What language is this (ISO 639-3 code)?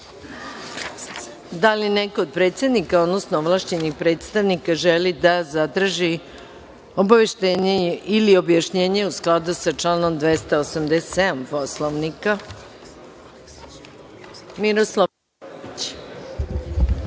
srp